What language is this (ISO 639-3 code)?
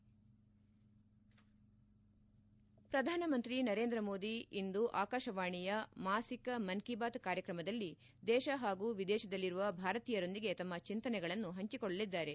kan